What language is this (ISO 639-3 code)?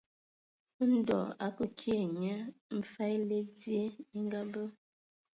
ewo